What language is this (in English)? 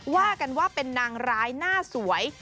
Thai